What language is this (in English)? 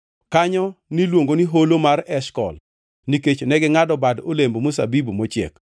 Luo (Kenya and Tanzania)